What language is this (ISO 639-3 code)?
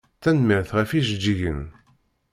kab